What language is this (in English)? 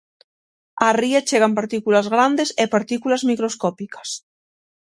Galician